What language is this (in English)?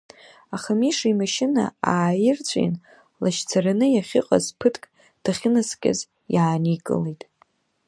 Abkhazian